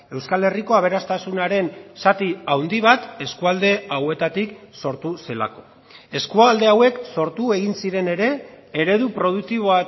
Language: Basque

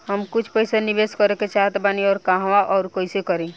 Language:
Bhojpuri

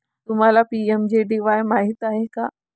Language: Marathi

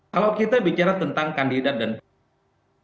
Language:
Indonesian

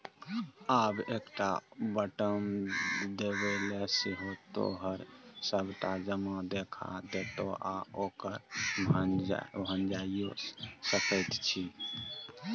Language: Maithili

